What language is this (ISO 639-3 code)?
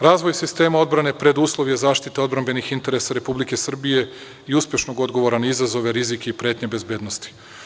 srp